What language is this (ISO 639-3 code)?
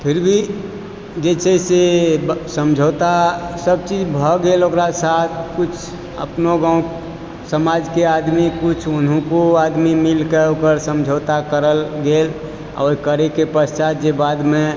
mai